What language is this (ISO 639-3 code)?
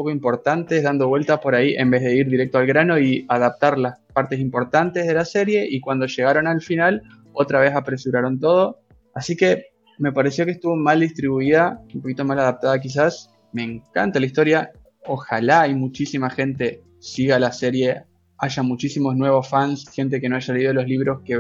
spa